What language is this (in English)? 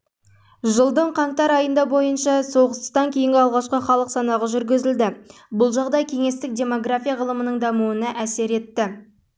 Kazakh